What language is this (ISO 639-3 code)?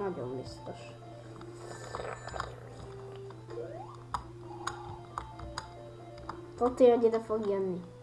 spa